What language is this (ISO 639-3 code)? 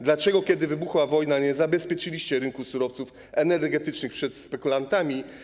pol